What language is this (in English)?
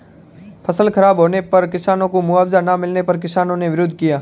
Hindi